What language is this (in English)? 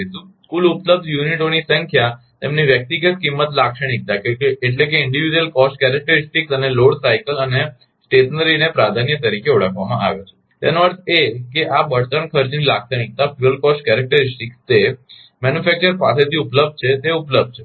Gujarati